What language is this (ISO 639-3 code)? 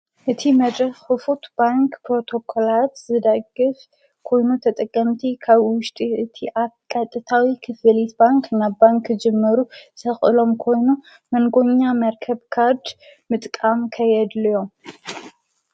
tir